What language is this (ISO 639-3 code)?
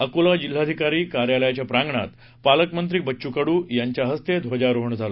mar